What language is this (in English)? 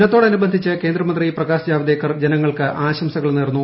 Malayalam